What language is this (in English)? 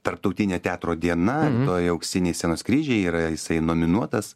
Lithuanian